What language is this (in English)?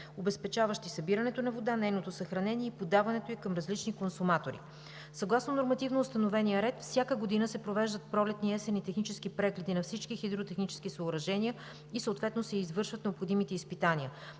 Bulgarian